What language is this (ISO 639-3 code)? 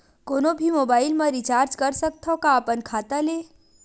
hne